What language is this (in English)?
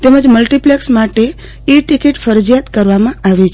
Gujarati